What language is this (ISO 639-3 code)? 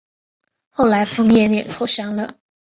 zho